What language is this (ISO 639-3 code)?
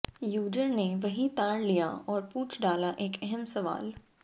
hin